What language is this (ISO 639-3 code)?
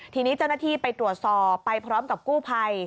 tha